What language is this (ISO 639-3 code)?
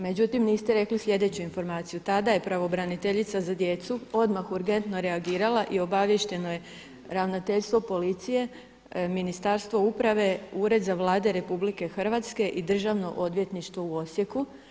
hrv